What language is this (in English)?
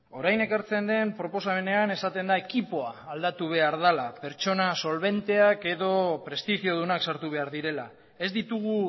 Basque